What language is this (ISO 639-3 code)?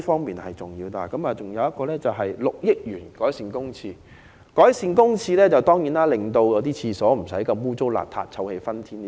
yue